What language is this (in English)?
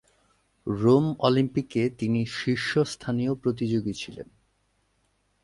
Bangla